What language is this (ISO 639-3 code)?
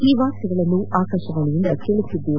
kan